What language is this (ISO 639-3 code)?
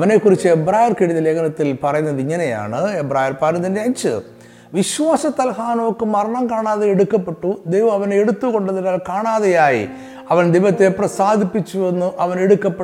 mal